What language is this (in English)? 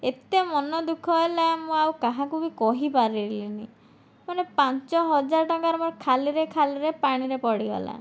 Odia